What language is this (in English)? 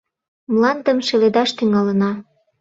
Mari